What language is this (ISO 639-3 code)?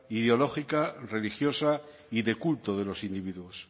spa